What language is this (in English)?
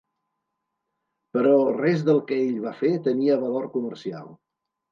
Catalan